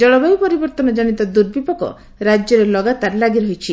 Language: Odia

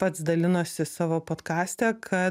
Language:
Lithuanian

